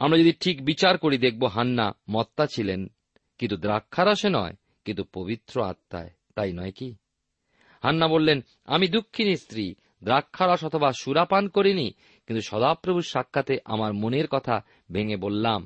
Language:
Bangla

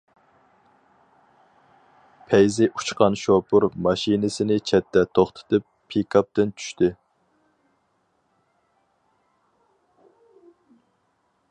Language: Uyghur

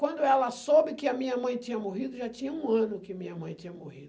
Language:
Portuguese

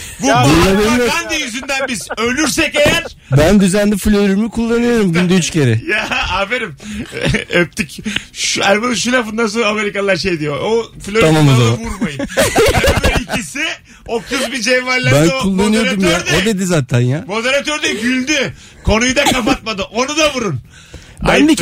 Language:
Turkish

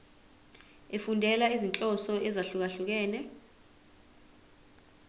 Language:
Zulu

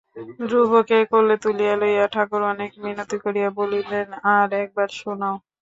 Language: Bangla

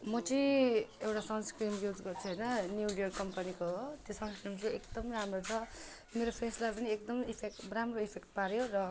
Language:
Nepali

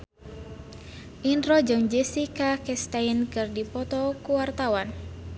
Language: Sundanese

